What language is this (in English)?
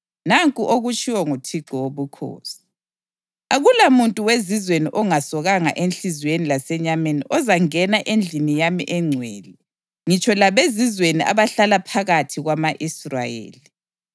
North Ndebele